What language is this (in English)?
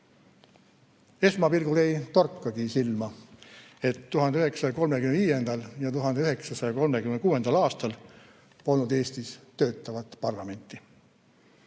Estonian